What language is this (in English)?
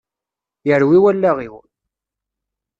Kabyle